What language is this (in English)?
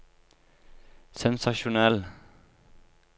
Norwegian